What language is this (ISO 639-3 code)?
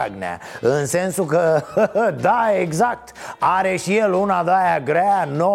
ron